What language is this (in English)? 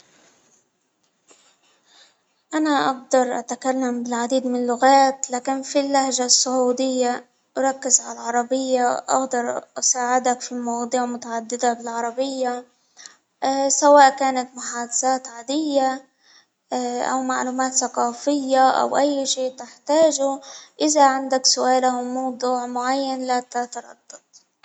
Hijazi Arabic